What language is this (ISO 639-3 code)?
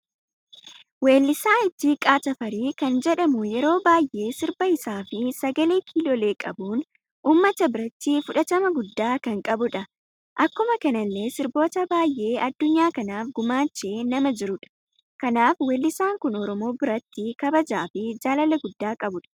orm